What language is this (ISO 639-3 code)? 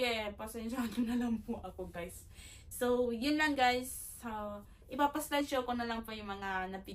fil